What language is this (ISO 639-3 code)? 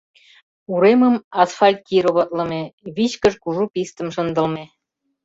chm